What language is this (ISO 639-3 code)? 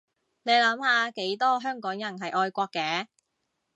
yue